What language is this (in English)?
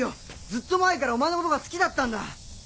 Japanese